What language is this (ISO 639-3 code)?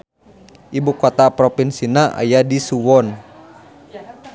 sun